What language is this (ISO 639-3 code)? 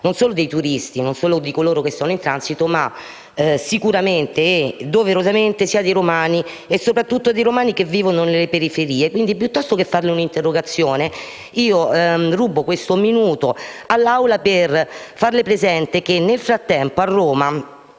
ita